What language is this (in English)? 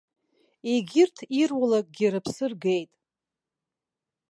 Abkhazian